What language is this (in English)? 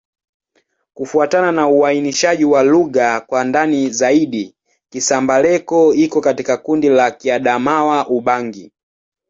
Swahili